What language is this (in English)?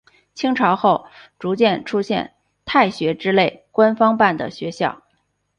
Chinese